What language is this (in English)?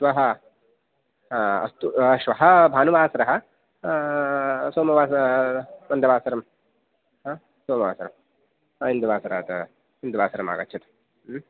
Sanskrit